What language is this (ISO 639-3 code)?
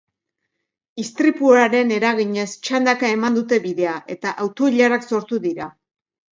eus